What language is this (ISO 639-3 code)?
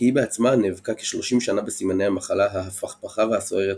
heb